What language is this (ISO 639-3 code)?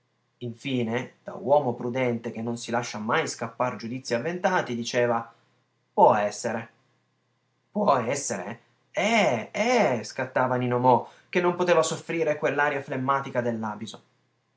ita